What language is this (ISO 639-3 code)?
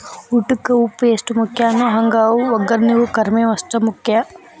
kan